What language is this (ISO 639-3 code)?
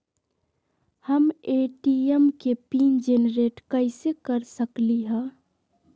mag